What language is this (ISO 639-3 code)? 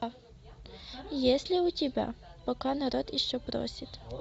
rus